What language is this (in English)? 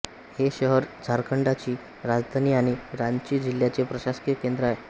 Marathi